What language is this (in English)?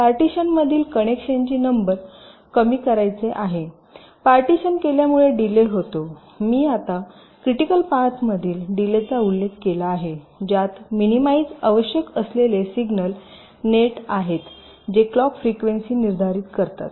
Marathi